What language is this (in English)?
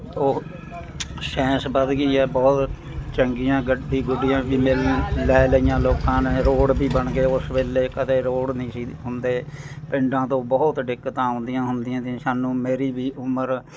Punjabi